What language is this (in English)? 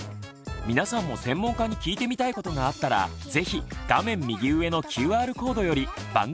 Japanese